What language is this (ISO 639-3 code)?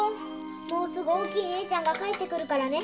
jpn